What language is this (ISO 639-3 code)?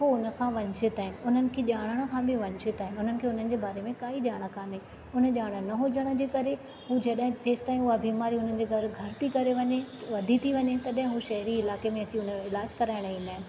snd